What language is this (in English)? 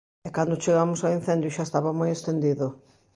Galician